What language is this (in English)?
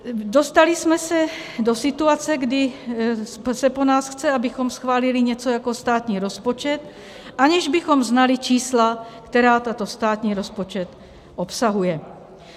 Czech